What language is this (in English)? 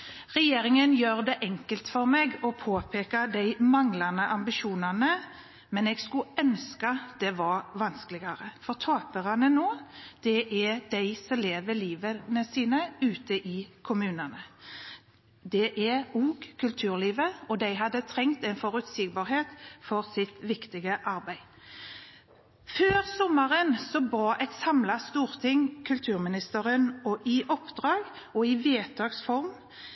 Norwegian Bokmål